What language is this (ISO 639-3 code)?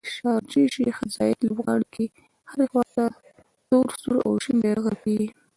pus